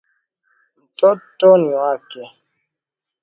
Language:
Swahili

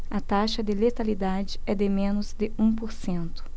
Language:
Portuguese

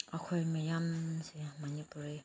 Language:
Manipuri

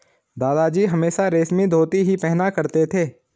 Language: Hindi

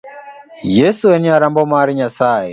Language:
Luo (Kenya and Tanzania)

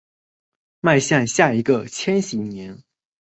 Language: Chinese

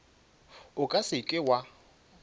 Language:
Northern Sotho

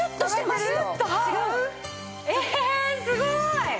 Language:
Japanese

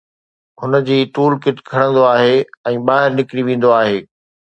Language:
Sindhi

